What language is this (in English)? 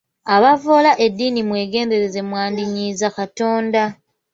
Ganda